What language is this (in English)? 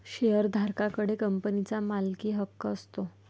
Marathi